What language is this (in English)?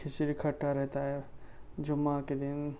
Urdu